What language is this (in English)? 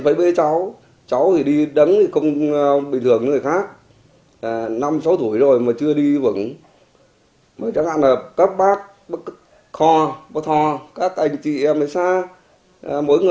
Vietnamese